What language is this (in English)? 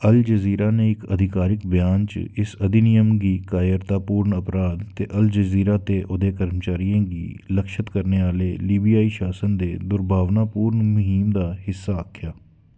Dogri